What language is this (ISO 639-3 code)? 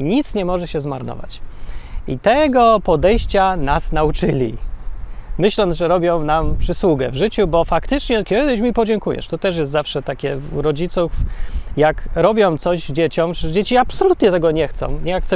pol